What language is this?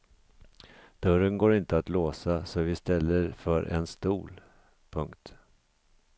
Swedish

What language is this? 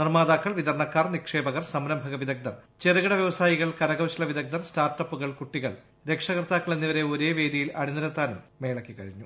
Malayalam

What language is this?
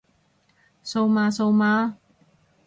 Cantonese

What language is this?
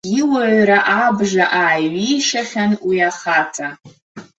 Abkhazian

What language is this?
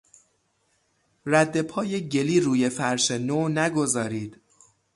Persian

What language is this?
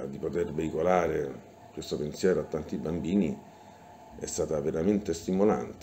Italian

